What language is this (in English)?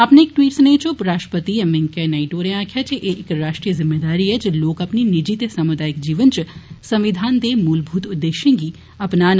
Dogri